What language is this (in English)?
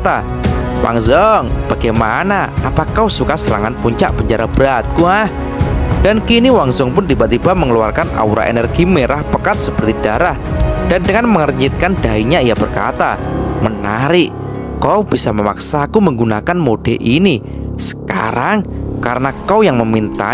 Indonesian